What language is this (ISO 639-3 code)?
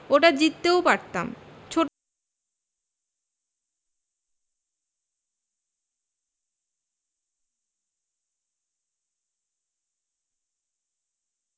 ben